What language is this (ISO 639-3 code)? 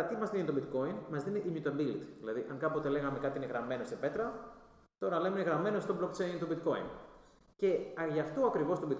ell